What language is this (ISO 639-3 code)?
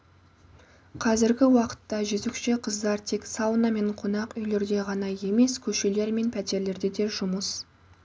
kaz